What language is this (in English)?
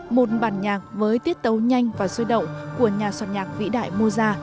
Vietnamese